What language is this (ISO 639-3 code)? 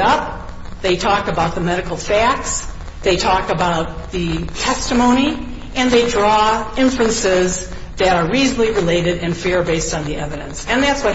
eng